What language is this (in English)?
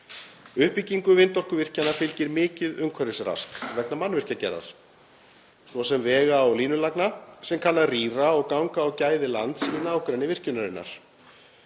Icelandic